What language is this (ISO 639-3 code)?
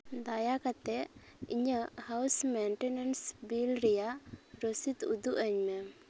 sat